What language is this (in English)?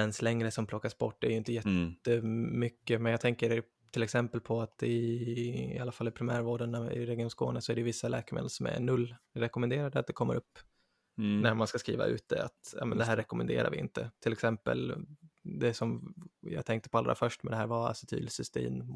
Swedish